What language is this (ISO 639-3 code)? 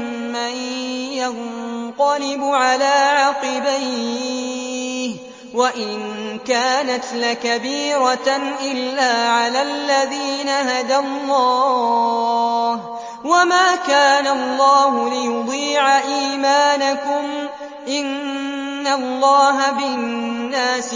ara